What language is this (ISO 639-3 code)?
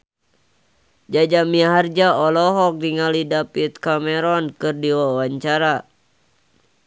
sun